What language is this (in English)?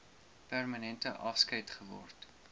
Afrikaans